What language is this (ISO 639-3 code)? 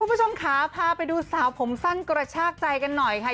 tha